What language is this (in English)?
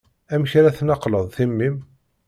Kabyle